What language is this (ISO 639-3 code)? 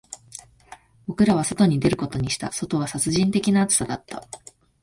jpn